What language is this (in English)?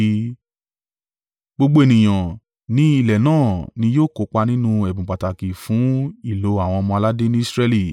Yoruba